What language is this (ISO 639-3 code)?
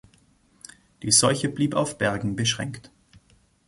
deu